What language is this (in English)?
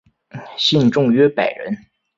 Chinese